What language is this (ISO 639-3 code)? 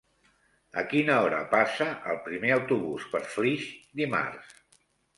cat